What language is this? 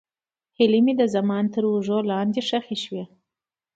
Pashto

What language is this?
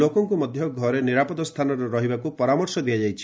Odia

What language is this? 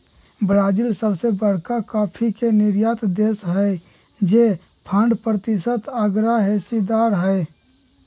Magahi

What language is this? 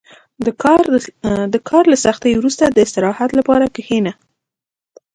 Pashto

